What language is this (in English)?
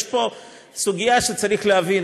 Hebrew